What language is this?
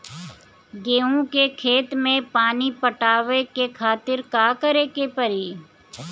Bhojpuri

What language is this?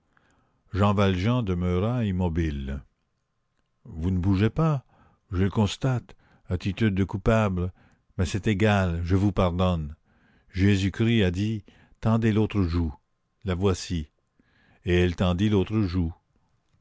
French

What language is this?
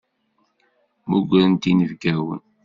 Kabyle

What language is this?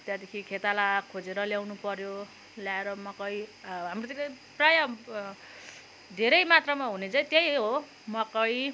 Nepali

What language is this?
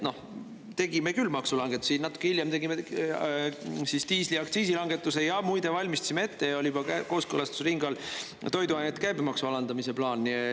Estonian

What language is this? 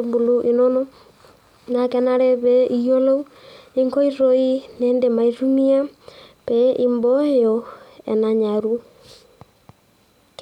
Masai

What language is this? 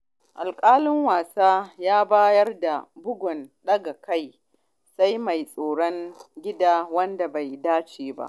Hausa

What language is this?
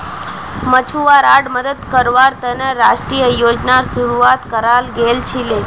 Magahi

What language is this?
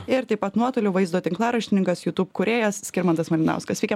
Lithuanian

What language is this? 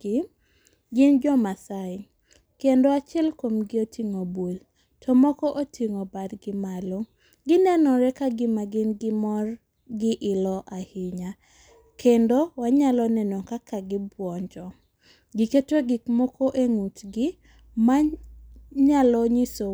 Luo (Kenya and Tanzania)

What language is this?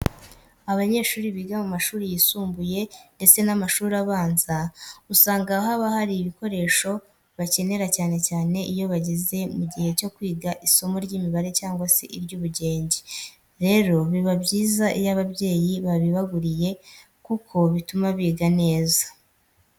Kinyarwanda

